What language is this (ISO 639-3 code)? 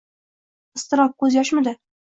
uzb